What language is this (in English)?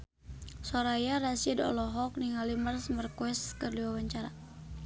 Sundanese